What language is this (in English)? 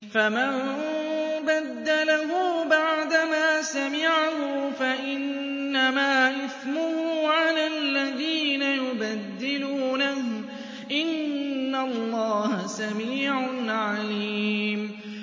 Arabic